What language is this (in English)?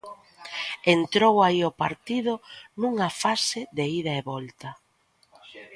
Galician